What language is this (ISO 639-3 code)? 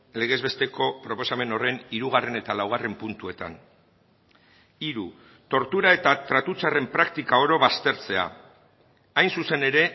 eus